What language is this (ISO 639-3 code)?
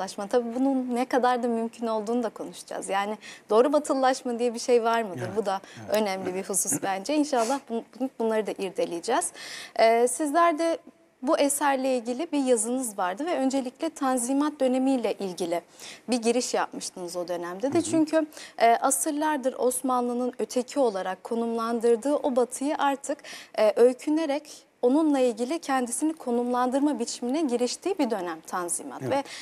tur